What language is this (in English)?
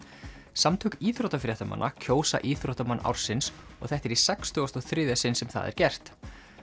Icelandic